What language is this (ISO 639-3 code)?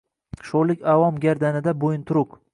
uzb